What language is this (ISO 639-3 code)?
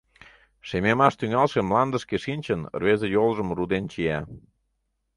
chm